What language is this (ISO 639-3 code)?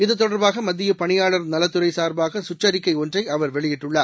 tam